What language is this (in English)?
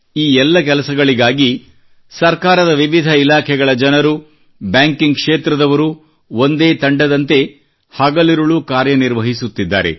Kannada